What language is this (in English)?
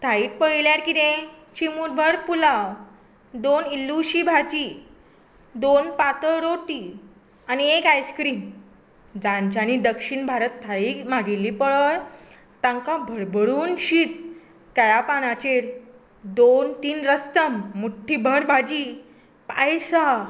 Konkani